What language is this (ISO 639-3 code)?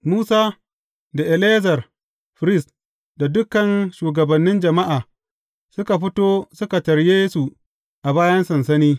hau